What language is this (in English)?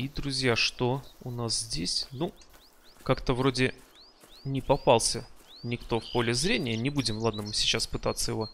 Russian